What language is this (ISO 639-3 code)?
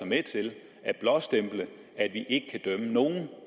dan